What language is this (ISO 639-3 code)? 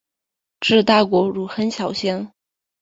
zho